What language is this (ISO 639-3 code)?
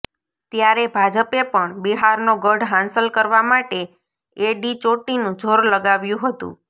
guj